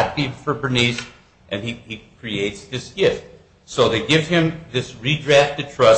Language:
English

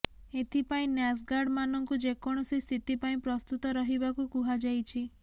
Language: Odia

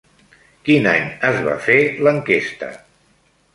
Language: Catalan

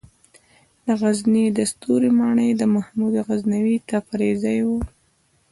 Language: Pashto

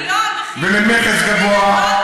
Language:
Hebrew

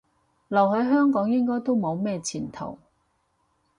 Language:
Cantonese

